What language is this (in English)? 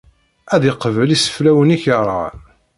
Kabyle